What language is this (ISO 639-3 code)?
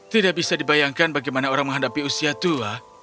ind